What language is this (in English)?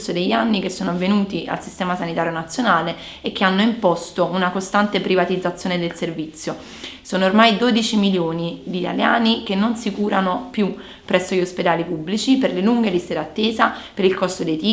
Italian